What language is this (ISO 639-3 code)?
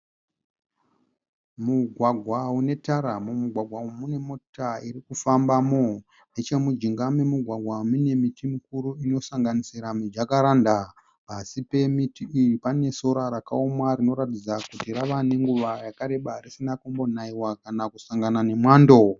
sna